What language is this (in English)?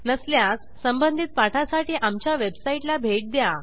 Marathi